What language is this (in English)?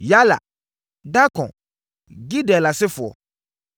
Akan